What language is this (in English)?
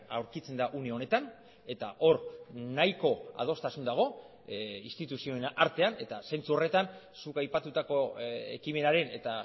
Basque